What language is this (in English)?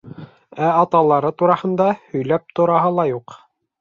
Bashkir